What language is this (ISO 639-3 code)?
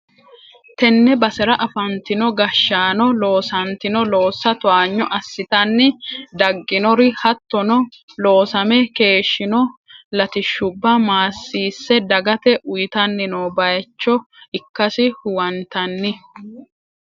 sid